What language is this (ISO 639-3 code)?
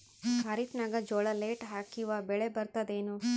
kan